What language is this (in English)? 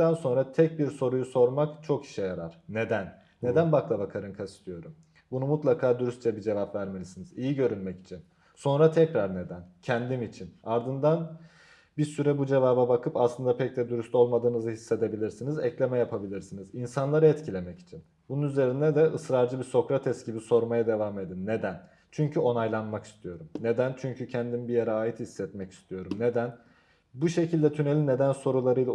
Turkish